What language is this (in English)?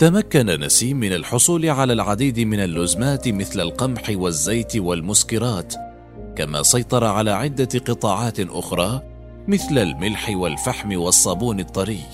Arabic